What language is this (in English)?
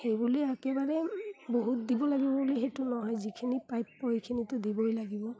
Assamese